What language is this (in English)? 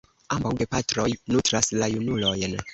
Esperanto